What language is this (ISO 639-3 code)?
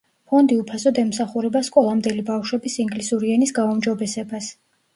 kat